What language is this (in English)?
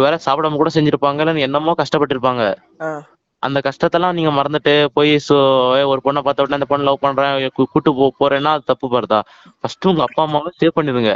Tamil